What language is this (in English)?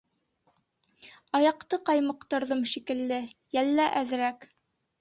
Bashkir